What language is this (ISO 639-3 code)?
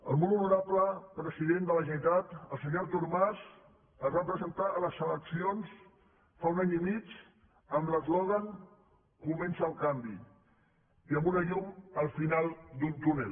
cat